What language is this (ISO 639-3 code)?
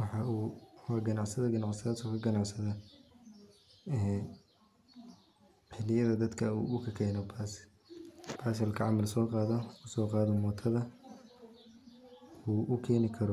som